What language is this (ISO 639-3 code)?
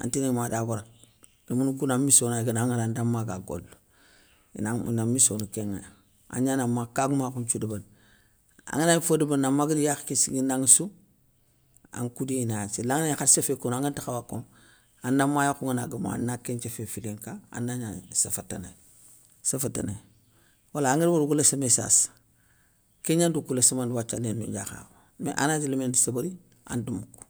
snk